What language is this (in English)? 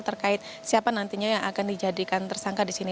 Indonesian